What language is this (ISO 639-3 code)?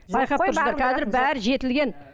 kaz